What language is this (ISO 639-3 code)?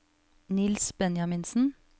nor